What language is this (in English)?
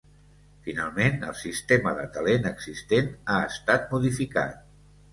Catalan